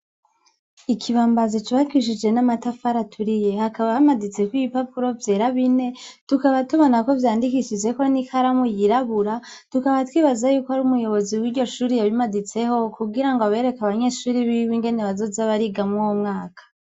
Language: Rundi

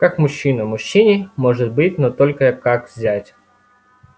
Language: Russian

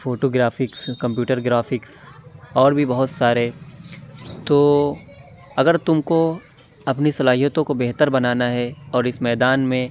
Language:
Urdu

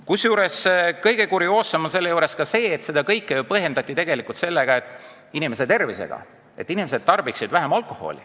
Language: Estonian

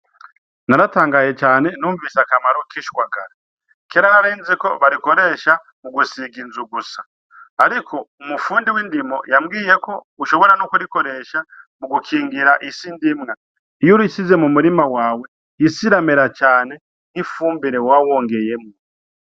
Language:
Rundi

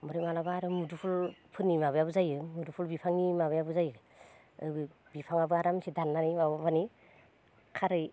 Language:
Bodo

